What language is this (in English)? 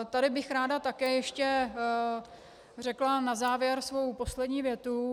Czech